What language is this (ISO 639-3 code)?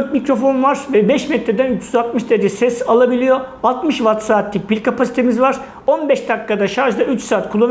tur